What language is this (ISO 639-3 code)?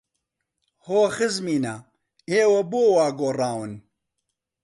ckb